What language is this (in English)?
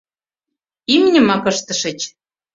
Mari